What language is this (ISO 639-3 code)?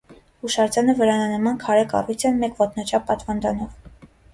hye